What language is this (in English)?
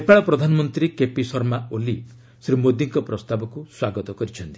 Odia